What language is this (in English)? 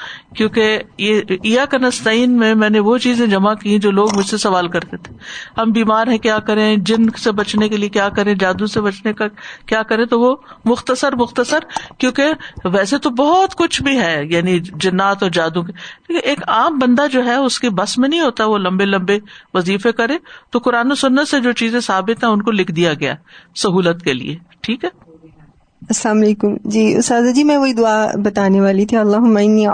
Urdu